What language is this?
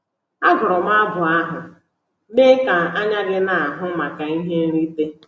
Igbo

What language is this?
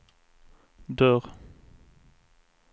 Swedish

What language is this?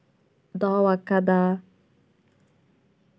Santali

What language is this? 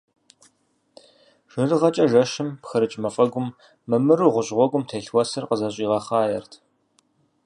Kabardian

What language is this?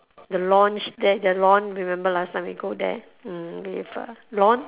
English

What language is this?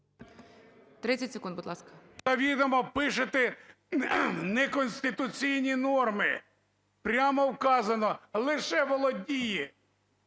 Ukrainian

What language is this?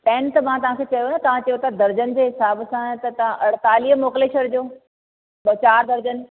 Sindhi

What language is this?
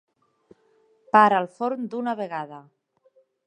Catalan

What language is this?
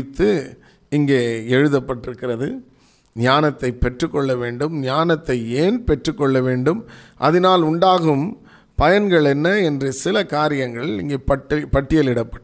Tamil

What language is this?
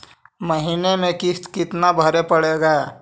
Magahi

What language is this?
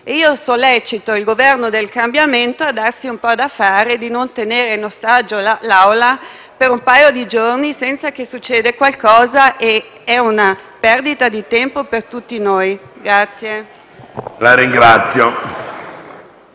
Italian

